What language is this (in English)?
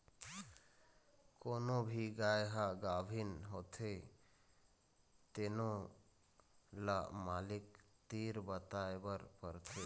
Chhattisgarhi